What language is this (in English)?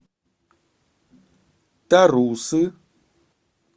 Russian